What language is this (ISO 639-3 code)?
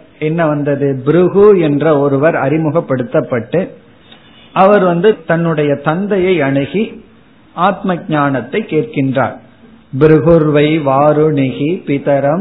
tam